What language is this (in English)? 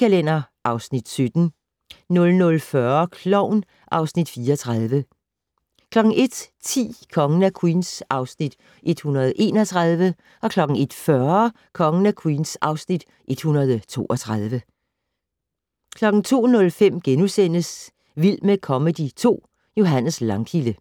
Danish